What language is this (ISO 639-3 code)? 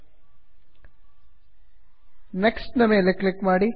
kan